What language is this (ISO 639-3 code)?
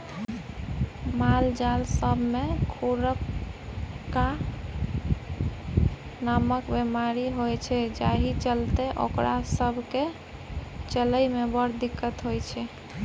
mai